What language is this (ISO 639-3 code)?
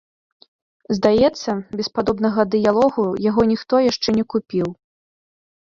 bel